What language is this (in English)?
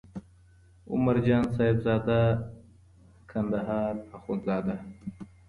Pashto